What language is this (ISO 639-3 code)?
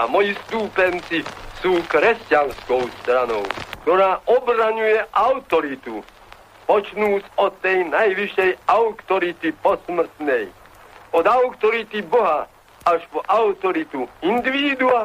slk